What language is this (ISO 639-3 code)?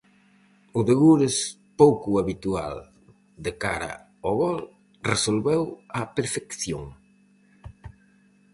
glg